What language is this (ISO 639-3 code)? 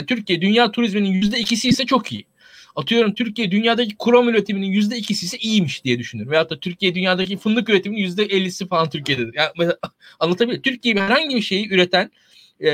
tur